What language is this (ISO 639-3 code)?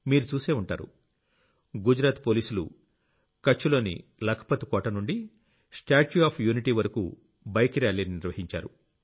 tel